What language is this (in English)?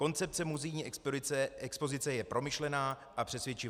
Czech